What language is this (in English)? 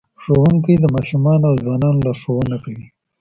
Pashto